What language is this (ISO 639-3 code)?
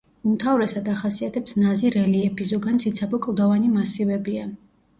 kat